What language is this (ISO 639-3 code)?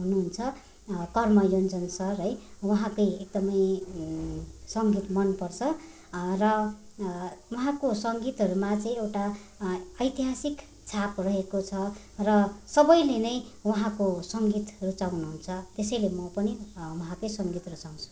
nep